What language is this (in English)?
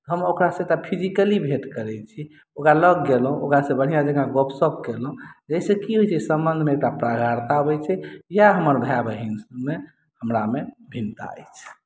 Maithili